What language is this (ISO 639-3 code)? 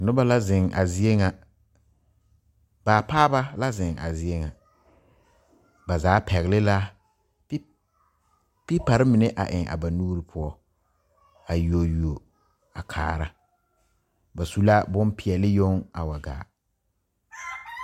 dga